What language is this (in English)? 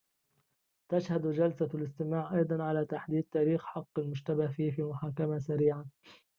Arabic